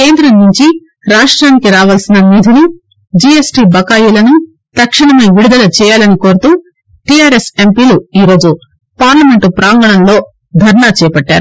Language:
Telugu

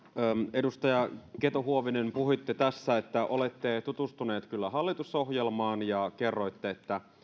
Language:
Finnish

